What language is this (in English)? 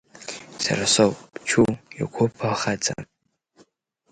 Abkhazian